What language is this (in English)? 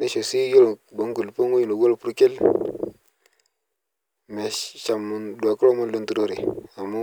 Masai